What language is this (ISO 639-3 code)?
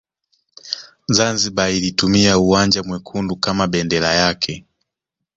swa